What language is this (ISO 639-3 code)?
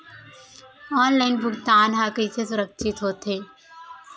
hne